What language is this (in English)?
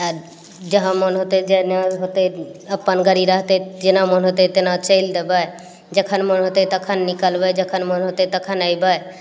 Maithili